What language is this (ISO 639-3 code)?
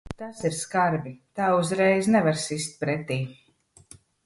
lav